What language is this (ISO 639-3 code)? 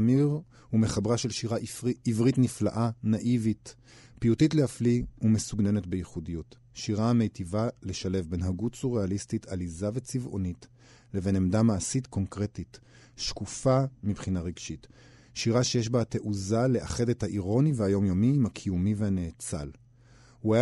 heb